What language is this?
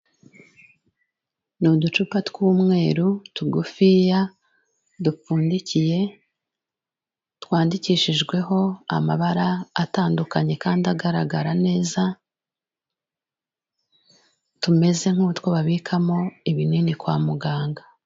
Kinyarwanda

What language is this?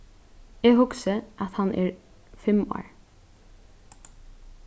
Faroese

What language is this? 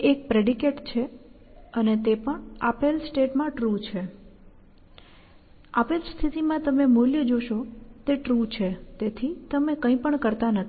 Gujarati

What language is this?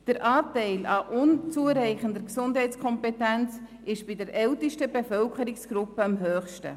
Swiss German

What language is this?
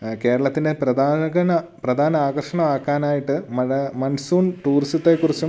Malayalam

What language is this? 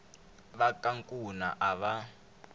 Tsonga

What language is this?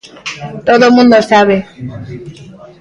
Galician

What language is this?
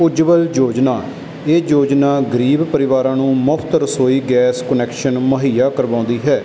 Punjabi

